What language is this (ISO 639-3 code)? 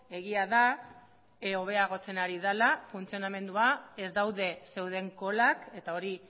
eus